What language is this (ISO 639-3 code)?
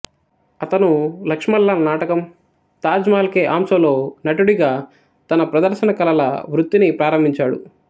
tel